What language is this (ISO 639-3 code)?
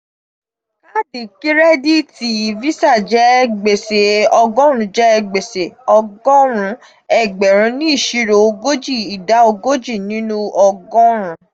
yor